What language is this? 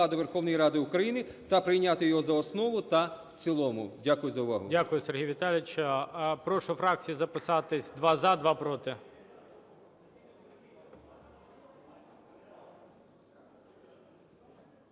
Ukrainian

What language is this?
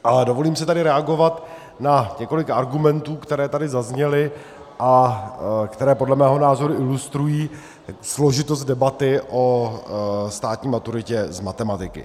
Czech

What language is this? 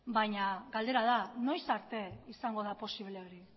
Basque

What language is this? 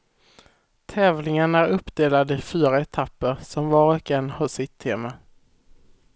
Swedish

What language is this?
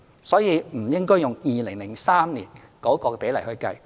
Cantonese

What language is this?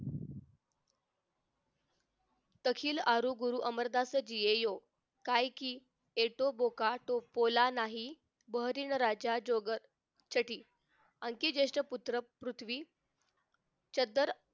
Marathi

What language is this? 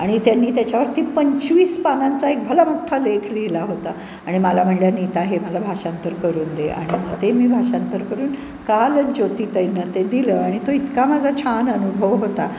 Marathi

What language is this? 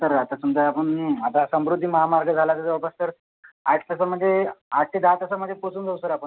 Marathi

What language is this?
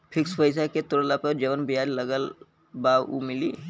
Bhojpuri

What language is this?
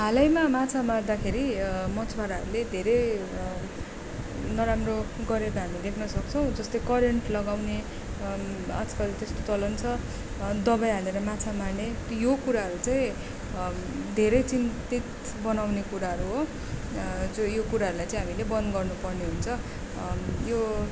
Nepali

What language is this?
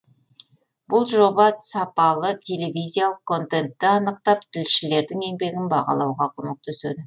Kazakh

